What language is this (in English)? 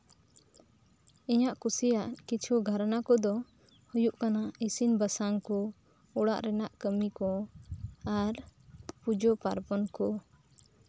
Santali